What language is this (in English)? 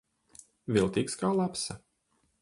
Latvian